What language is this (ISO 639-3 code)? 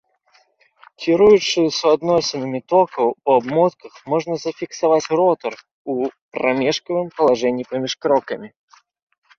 bel